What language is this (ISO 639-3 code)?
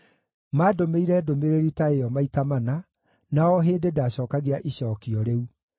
kik